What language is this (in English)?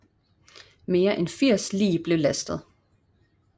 Danish